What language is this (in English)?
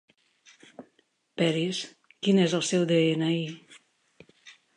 Catalan